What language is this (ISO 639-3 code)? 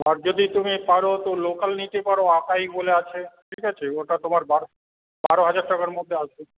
ben